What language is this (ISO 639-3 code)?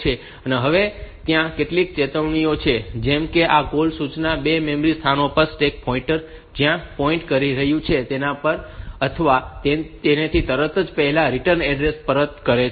guj